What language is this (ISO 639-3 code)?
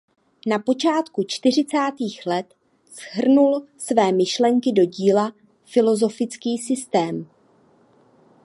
ces